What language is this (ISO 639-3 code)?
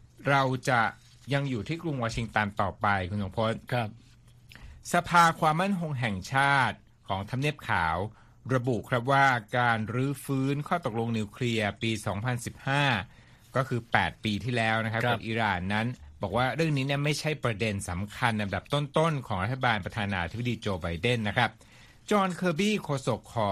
tha